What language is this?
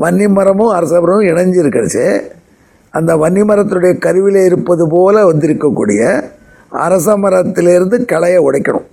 Tamil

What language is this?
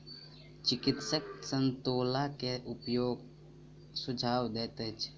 Maithili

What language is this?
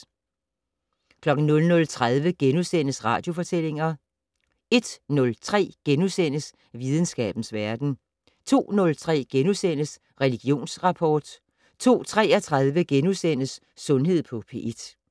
Danish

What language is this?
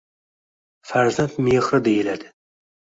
Uzbek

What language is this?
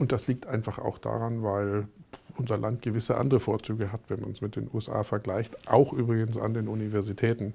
German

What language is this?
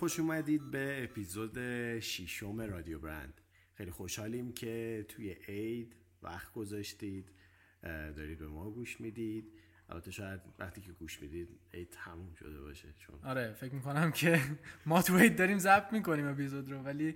Persian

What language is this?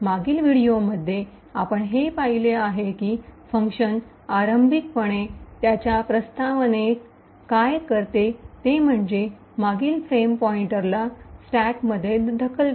Marathi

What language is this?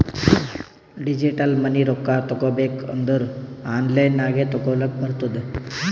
Kannada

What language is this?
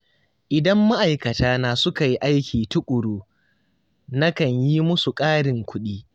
Hausa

